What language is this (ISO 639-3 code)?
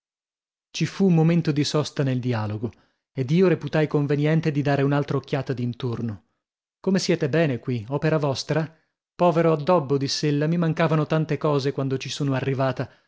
ita